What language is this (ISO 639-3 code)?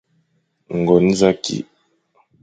fan